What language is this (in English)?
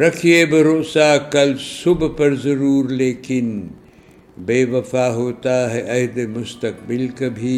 Urdu